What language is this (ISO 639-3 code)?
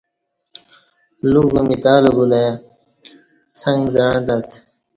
bsh